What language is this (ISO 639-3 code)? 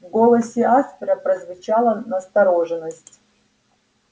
rus